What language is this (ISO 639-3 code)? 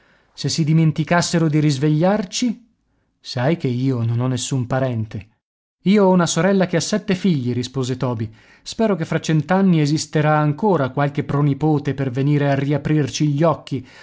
ita